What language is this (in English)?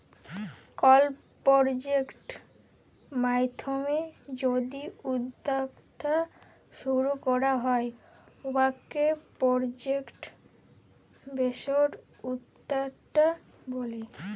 Bangla